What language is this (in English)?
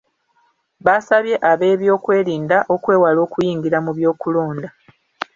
Ganda